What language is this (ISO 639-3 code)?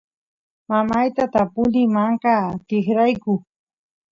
qus